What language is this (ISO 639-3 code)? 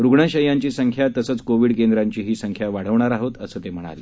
mar